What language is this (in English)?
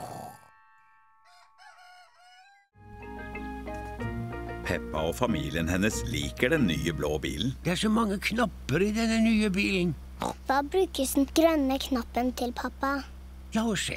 Norwegian